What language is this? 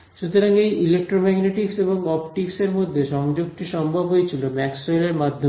Bangla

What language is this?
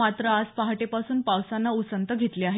Marathi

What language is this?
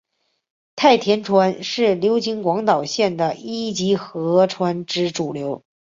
Chinese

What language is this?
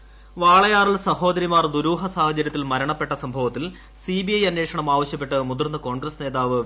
Malayalam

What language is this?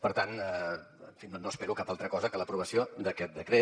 Catalan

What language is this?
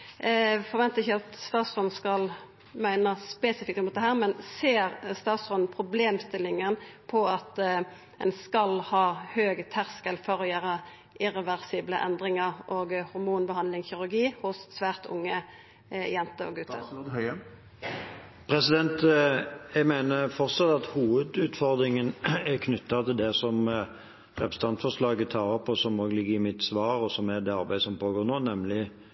Norwegian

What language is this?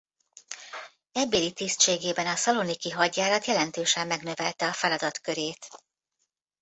Hungarian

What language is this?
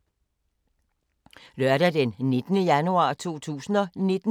Danish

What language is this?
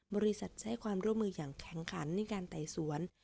Thai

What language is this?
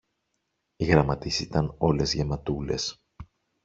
Greek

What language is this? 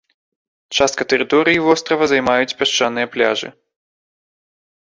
Belarusian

